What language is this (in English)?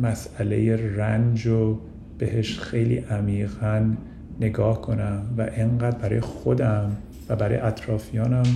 Persian